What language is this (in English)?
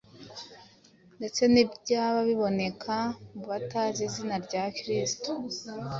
Kinyarwanda